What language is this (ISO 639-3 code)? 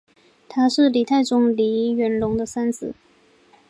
zho